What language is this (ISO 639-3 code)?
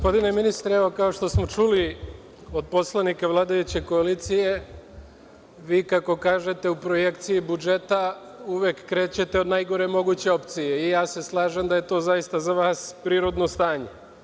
srp